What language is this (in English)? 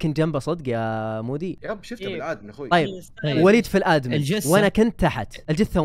Arabic